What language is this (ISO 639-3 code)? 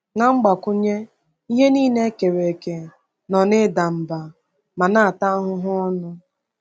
ibo